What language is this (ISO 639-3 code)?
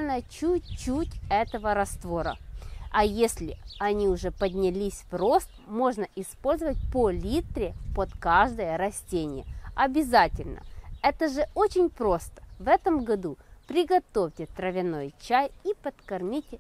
rus